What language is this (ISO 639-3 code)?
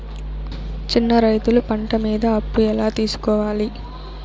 tel